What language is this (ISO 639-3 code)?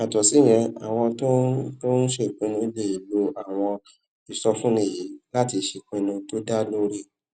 yor